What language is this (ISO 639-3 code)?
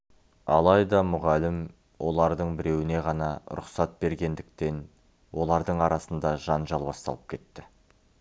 kaz